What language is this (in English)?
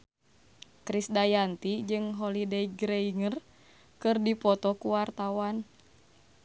Sundanese